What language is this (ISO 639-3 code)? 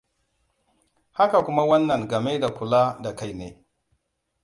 hau